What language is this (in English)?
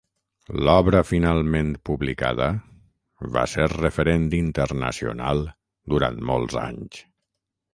Catalan